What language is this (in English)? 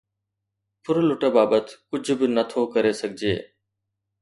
Sindhi